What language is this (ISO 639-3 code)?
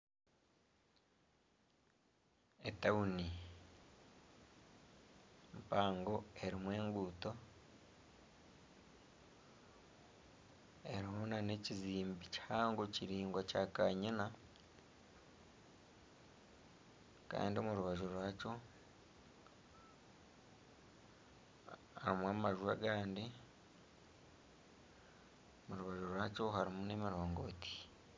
nyn